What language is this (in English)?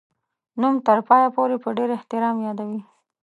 Pashto